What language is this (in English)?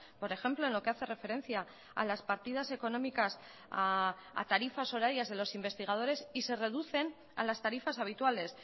Spanish